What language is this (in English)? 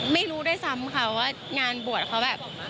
Thai